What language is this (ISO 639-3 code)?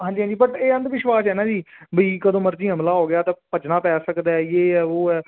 pan